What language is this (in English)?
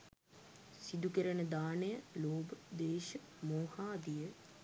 Sinhala